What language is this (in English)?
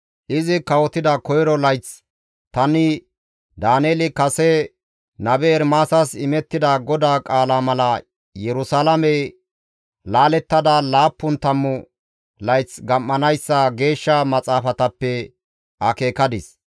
Gamo